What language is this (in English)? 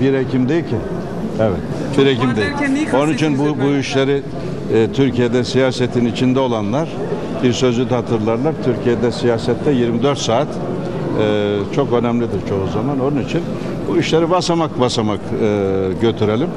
Turkish